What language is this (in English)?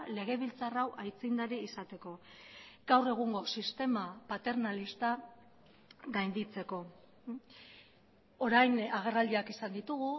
Basque